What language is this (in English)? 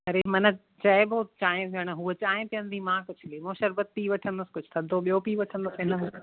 Sindhi